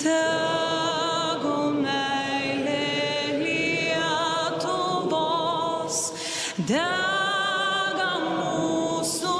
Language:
Lithuanian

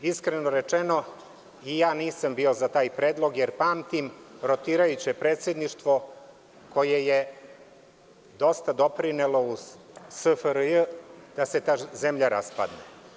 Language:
Serbian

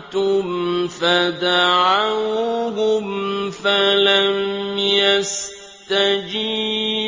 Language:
Arabic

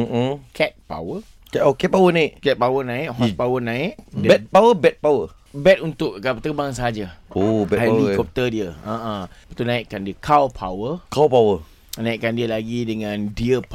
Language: Malay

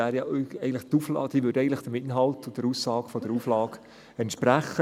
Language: Swiss German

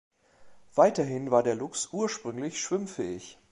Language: German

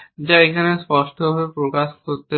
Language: Bangla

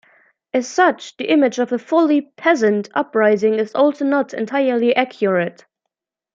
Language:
English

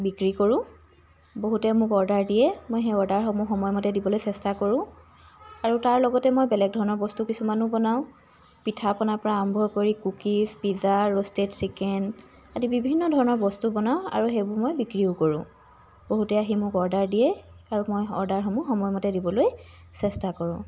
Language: Assamese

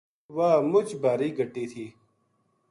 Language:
Gujari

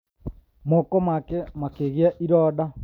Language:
Kikuyu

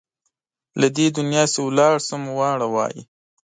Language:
Pashto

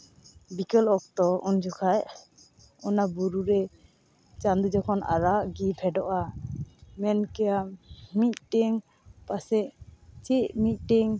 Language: Santali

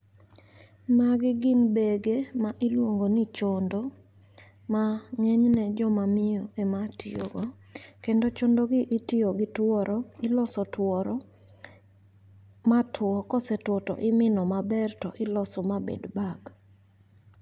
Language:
Luo (Kenya and Tanzania)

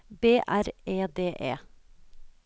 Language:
Norwegian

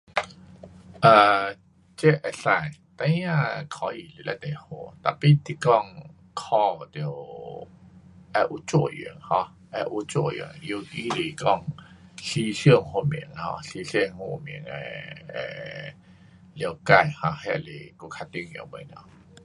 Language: Pu-Xian Chinese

